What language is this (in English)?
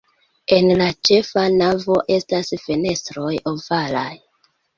Esperanto